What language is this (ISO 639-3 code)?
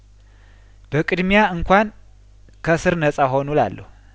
amh